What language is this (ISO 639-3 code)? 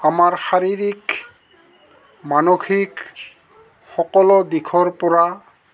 asm